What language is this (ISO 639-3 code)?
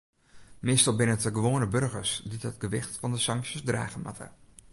fry